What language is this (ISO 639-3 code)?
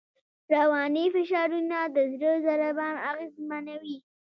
pus